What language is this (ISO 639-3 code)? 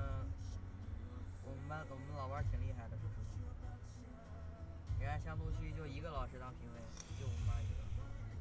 zho